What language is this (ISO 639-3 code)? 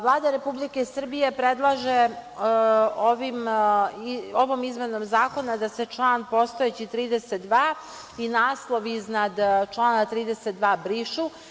srp